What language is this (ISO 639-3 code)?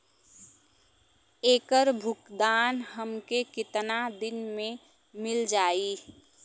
bho